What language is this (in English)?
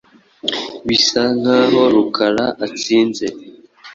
Kinyarwanda